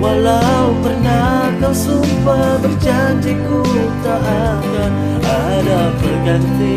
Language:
Malay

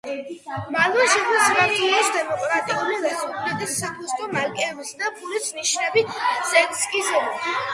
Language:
Georgian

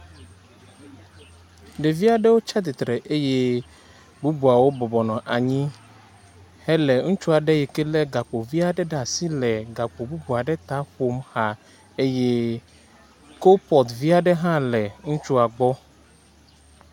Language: Ewe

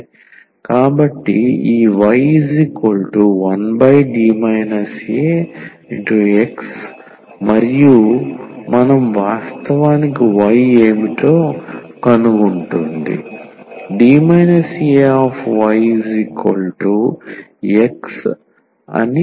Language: Telugu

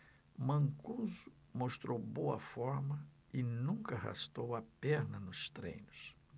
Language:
Portuguese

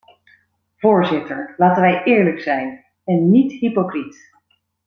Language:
Dutch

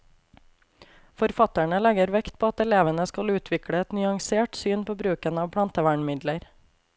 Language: Norwegian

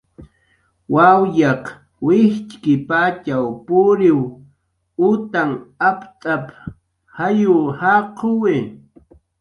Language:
Jaqaru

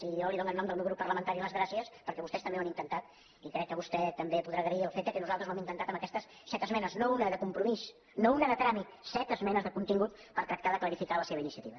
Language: Catalan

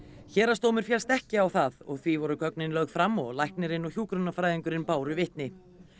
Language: Icelandic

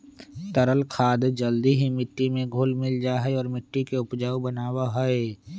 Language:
Magahi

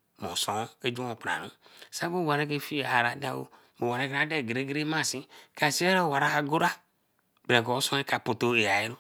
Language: Eleme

